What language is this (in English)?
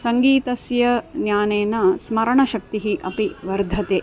Sanskrit